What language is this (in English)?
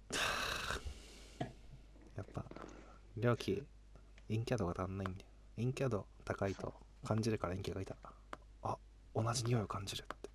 Japanese